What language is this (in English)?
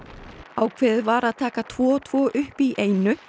Icelandic